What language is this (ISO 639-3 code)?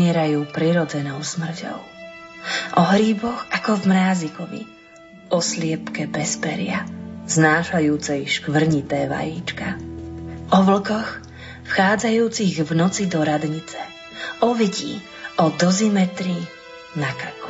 slk